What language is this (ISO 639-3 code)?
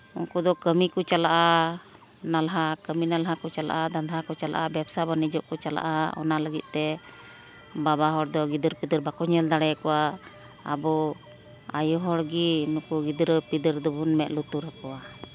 sat